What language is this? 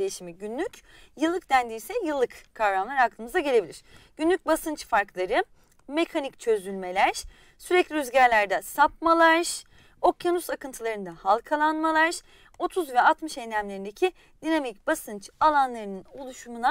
Turkish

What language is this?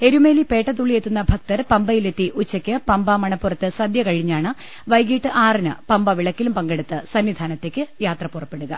Malayalam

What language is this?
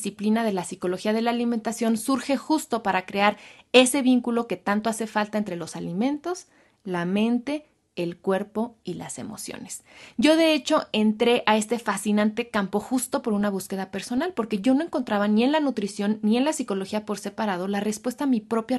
Spanish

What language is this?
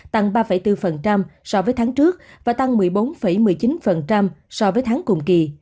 Vietnamese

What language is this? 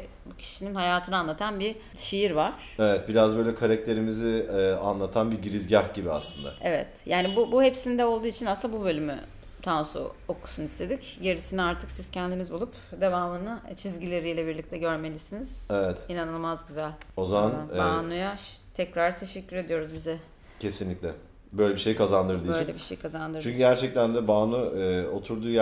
Turkish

